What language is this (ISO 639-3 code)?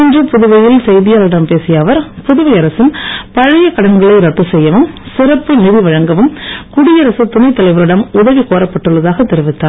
tam